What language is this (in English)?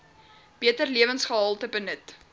Afrikaans